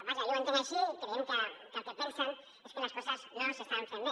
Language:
Catalan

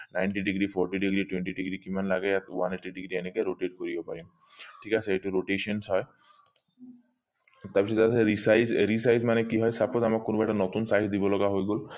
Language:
Assamese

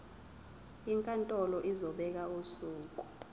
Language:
Zulu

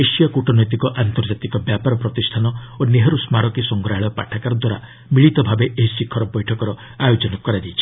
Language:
Odia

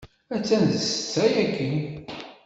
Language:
Kabyle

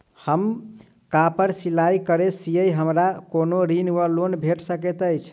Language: Maithili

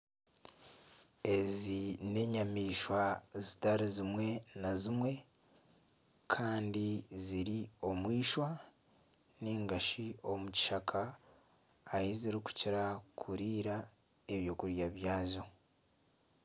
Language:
Nyankole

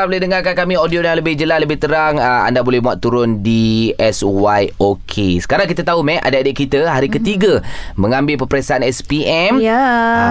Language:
Malay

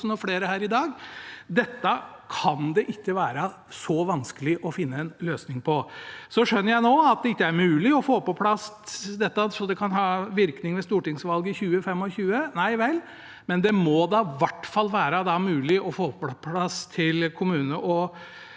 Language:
Norwegian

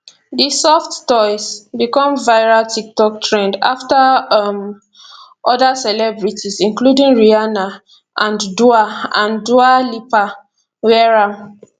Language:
Nigerian Pidgin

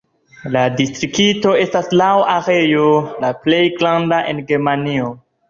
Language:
Esperanto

